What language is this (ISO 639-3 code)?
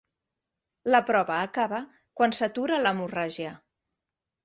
cat